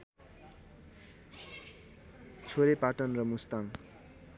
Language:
Nepali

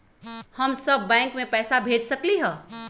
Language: Magahi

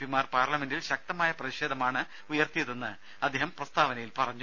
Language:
Malayalam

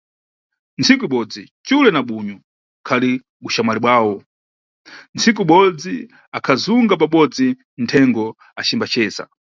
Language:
Nyungwe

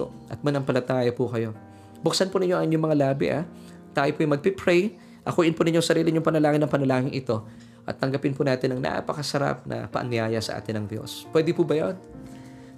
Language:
Filipino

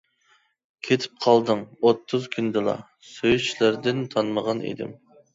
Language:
Uyghur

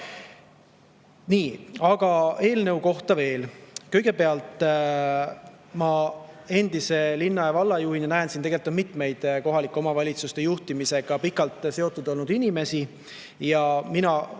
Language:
Estonian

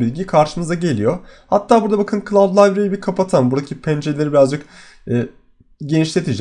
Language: Turkish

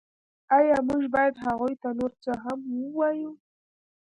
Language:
Pashto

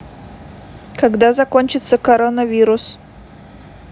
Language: Russian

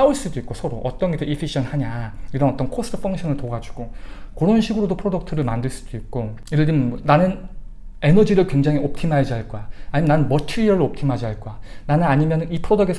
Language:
Korean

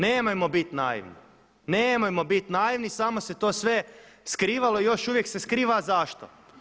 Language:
Croatian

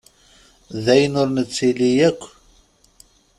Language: Kabyle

